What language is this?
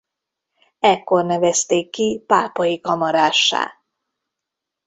Hungarian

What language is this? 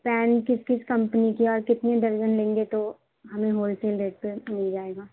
Urdu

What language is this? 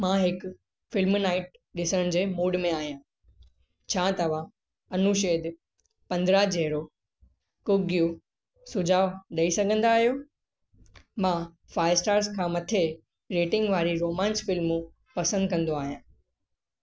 Sindhi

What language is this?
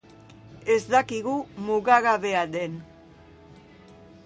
Basque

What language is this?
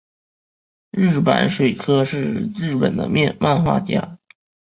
Chinese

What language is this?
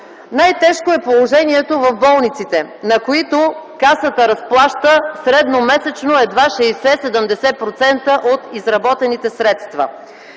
Bulgarian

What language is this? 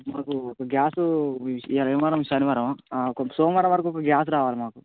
Telugu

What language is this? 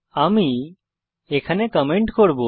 Bangla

